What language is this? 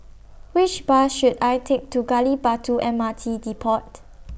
English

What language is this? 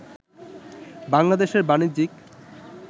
Bangla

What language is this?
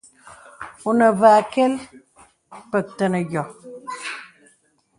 Bebele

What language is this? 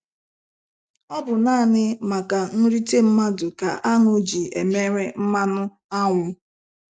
Igbo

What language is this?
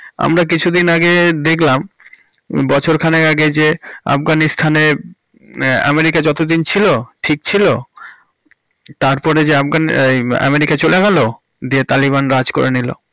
Bangla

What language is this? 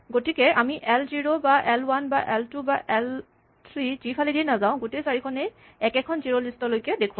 Assamese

